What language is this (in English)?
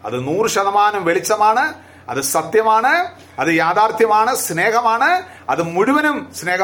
Malayalam